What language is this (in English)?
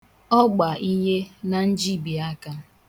Igbo